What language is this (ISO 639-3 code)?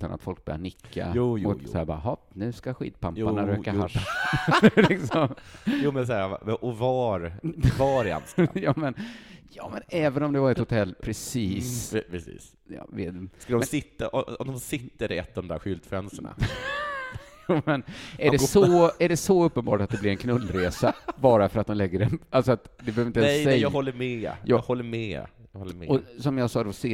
swe